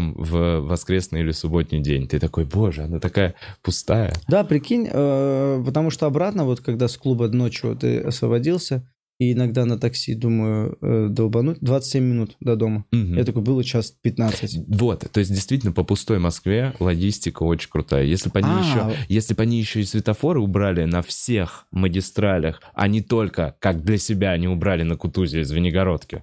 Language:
Russian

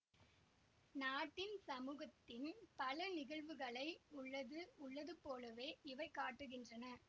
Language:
Tamil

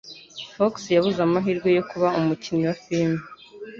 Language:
Kinyarwanda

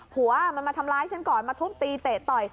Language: Thai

